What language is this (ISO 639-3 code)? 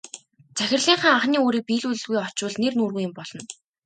mon